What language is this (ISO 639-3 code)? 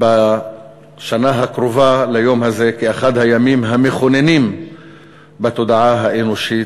heb